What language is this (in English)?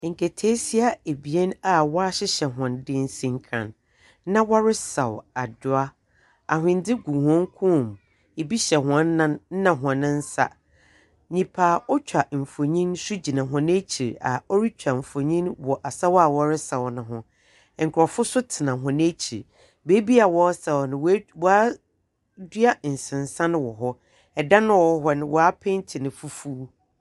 Akan